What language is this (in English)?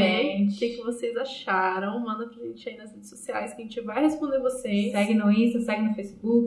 Portuguese